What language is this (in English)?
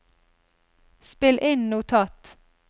Norwegian